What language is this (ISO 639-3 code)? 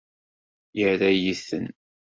kab